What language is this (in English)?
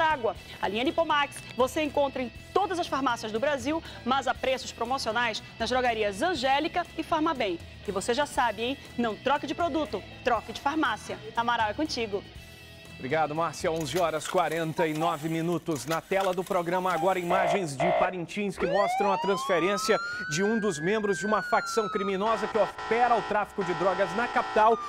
Portuguese